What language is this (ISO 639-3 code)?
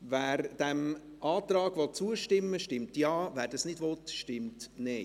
gsw